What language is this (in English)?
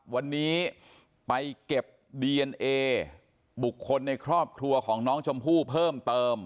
Thai